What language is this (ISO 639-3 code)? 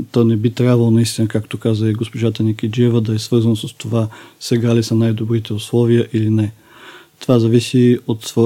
bul